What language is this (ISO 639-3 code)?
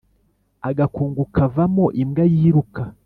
kin